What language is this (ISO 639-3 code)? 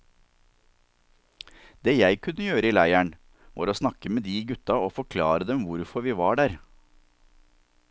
nor